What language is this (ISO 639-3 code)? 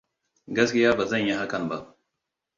hau